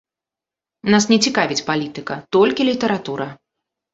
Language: Belarusian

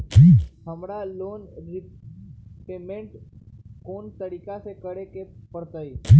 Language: Magahi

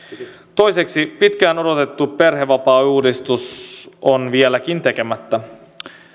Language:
Finnish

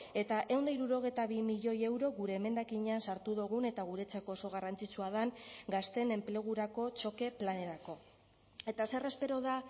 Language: Basque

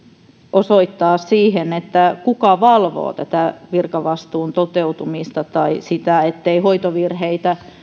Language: Finnish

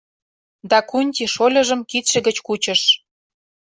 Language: Mari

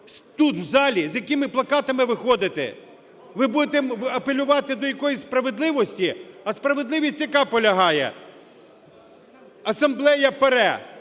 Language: Ukrainian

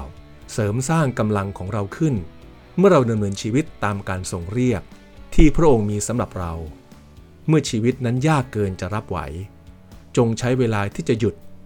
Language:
Thai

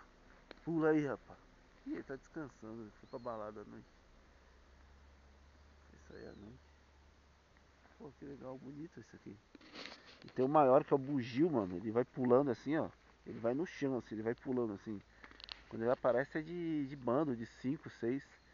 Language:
Portuguese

